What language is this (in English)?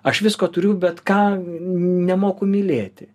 Lithuanian